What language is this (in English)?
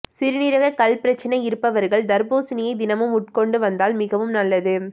Tamil